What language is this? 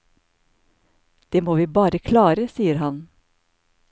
Norwegian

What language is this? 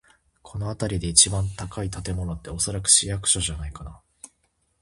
Japanese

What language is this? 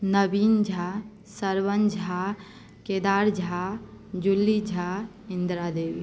Maithili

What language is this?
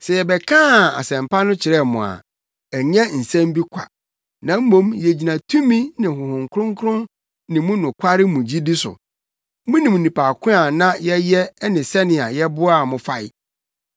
Akan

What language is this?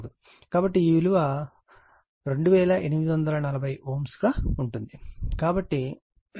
Telugu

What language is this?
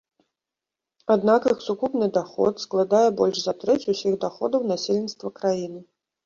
Belarusian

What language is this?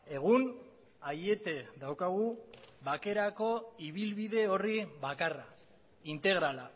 Basque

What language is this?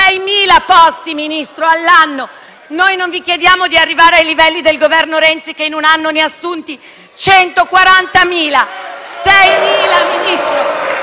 Italian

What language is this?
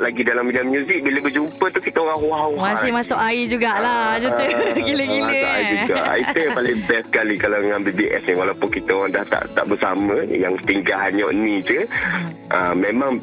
Malay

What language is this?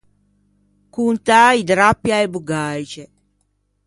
Ligurian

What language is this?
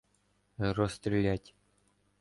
Ukrainian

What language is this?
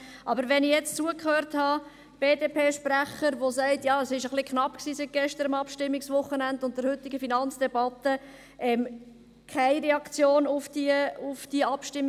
Swiss German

